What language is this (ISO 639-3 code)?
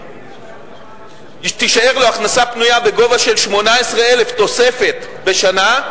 heb